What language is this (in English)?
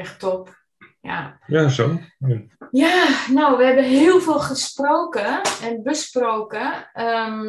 Dutch